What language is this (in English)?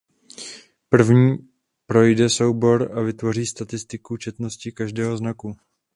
Czech